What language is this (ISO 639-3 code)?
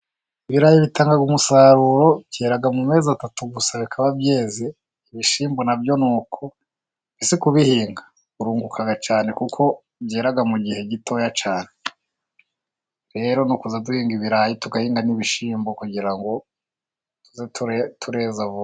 kin